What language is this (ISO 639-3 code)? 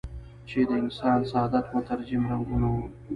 pus